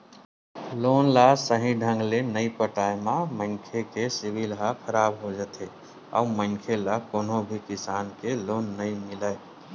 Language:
Chhattisgarhi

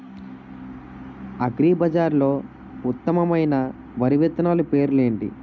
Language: Telugu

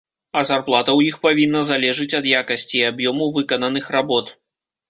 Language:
Belarusian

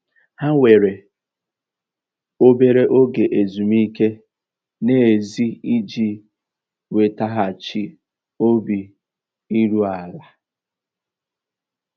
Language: Igbo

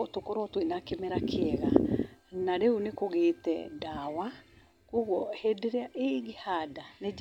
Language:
Kikuyu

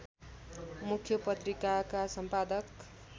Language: Nepali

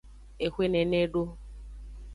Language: Aja (Benin)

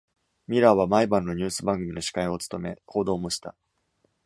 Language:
Japanese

